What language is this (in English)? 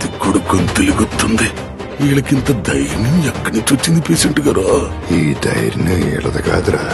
Telugu